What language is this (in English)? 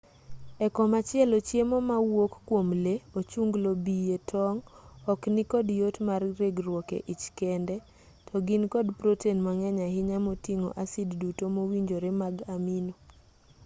Luo (Kenya and Tanzania)